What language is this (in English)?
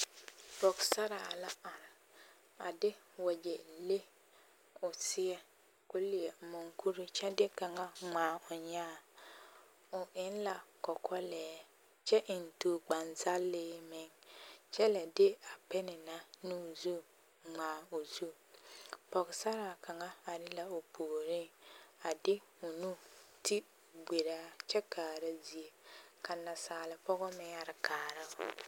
Southern Dagaare